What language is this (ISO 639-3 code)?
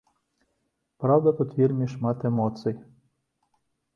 bel